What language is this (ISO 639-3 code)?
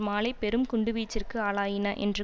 tam